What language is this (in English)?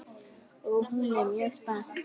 Icelandic